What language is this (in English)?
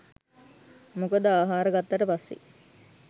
Sinhala